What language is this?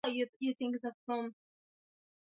Swahili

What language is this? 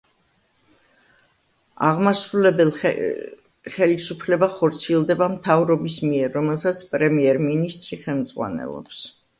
Georgian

